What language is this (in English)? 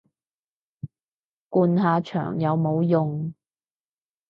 Cantonese